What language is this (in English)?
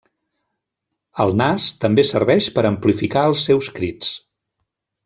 Catalan